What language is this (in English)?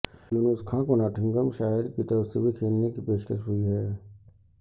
Urdu